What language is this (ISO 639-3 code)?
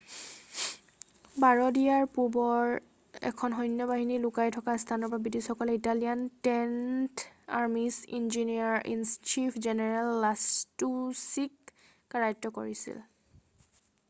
asm